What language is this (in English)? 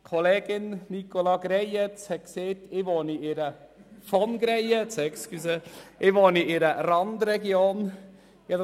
Swiss German